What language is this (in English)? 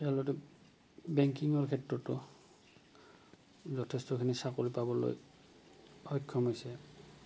Assamese